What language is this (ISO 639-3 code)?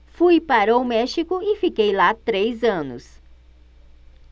por